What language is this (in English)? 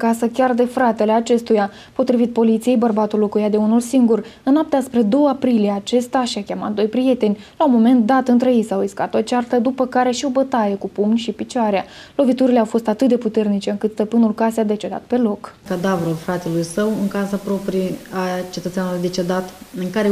Romanian